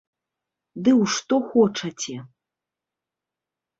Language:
Belarusian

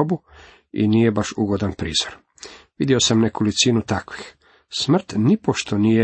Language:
Croatian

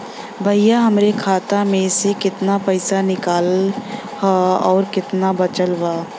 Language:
Bhojpuri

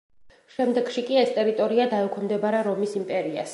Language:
Georgian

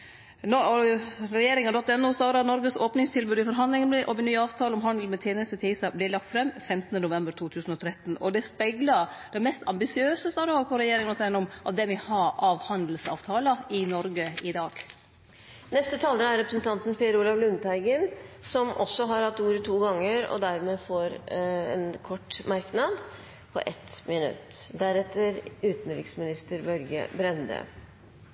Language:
Norwegian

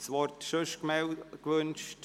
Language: Swiss German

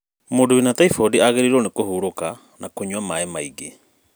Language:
Kikuyu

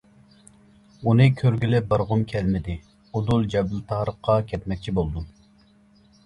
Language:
Uyghur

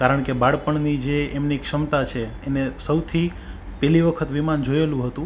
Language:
Gujarati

